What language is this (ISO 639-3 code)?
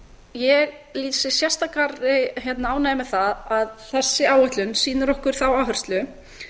isl